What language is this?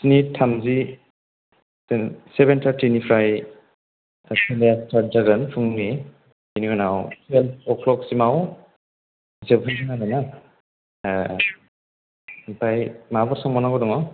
Bodo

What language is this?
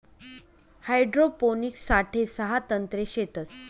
Marathi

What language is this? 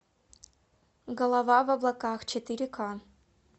Russian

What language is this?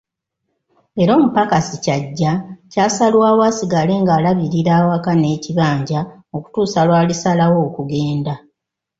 Ganda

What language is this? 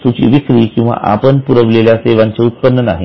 Marathi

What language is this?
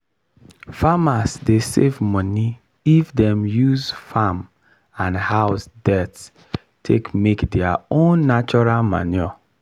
Nigerian Pidgin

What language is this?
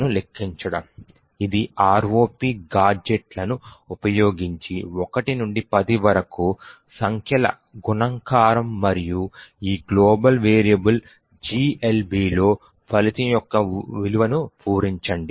Telugu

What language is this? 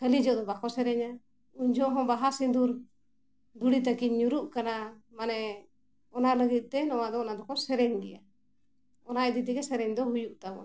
Santali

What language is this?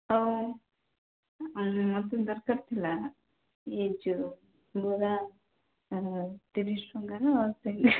Odia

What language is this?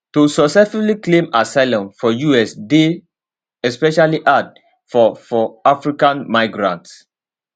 Nigerian Pidgin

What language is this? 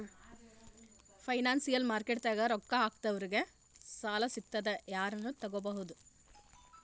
Kannada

